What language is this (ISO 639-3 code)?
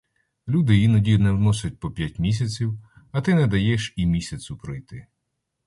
ukr